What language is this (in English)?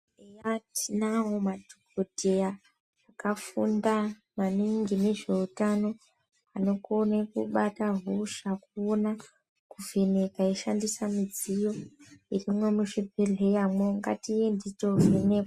Ndau